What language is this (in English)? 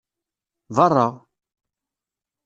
Kabyle